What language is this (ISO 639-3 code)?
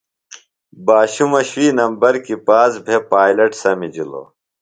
phl